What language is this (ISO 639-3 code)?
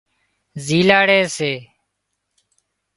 kxp